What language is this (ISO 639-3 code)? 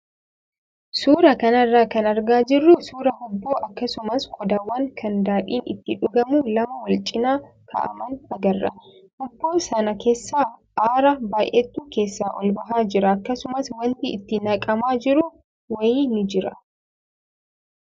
orm